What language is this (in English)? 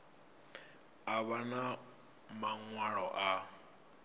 Venda